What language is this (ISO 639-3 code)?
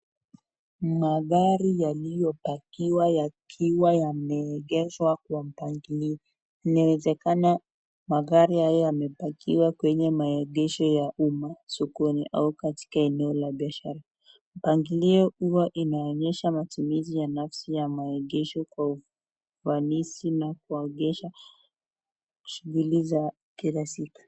swa